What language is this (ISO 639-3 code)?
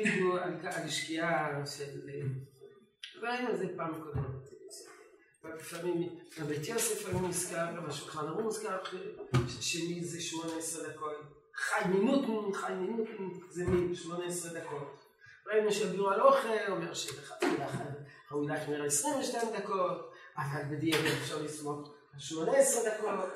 heb